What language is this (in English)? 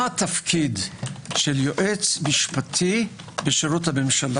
Hebrew